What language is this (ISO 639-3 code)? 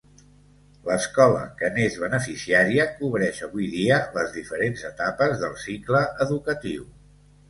cat